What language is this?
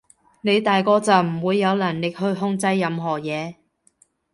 Cantonese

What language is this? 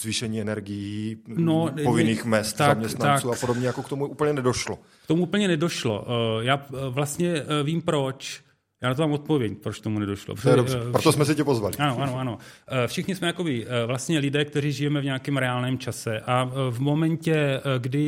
Czech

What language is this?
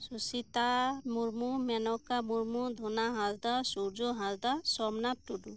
Santali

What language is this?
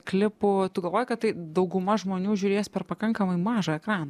Lithuanian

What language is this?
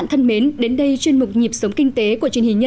Vietnamese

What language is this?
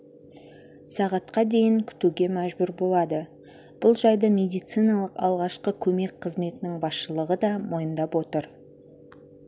Kazakh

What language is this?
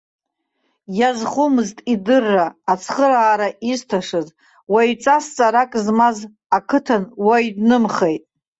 Abkhazian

